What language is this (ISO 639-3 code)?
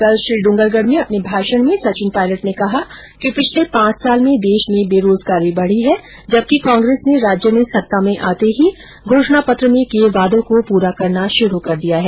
hin